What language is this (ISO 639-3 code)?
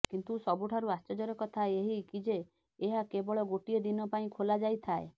ori